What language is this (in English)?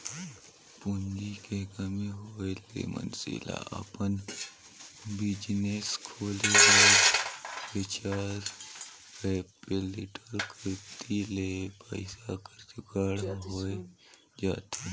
Chhattisgarhi